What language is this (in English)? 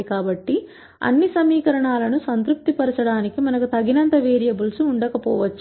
Telugu